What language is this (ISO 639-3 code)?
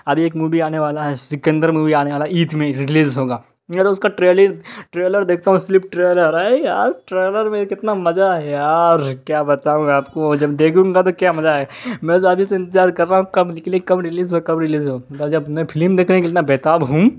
urd